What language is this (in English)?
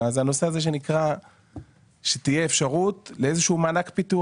Hebrew